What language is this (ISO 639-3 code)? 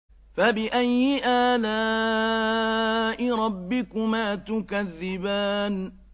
ara